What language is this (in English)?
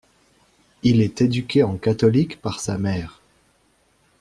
French